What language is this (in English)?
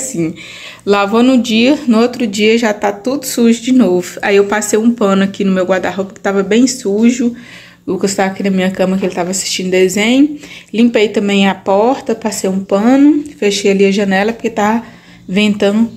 Portuguese